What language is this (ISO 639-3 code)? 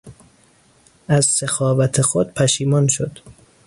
fas